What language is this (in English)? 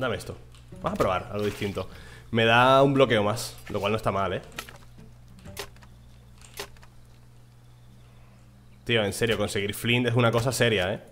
Spanish